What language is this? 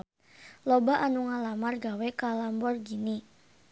Sundanese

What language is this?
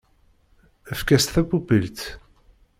Kabyle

